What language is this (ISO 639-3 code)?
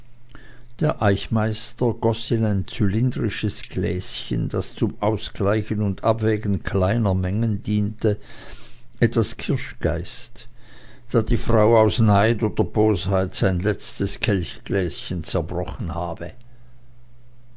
deu